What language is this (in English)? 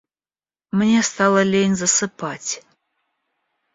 Russian